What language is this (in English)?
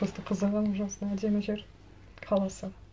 Kazakh